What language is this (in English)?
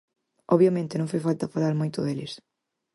Galician